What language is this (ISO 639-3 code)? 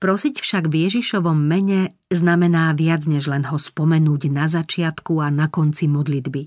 slk